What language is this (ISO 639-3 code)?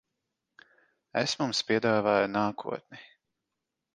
lav